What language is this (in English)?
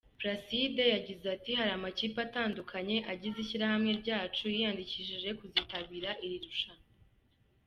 Kinyarwanda